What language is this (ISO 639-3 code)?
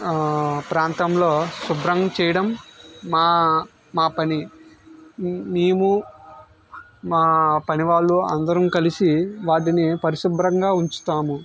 tel